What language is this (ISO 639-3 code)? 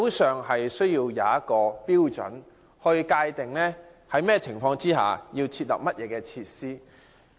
yue